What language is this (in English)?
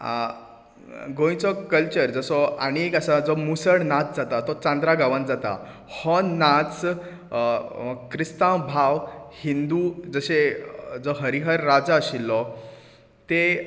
Konkani